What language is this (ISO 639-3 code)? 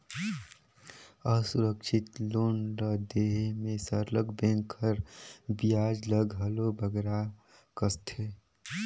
hne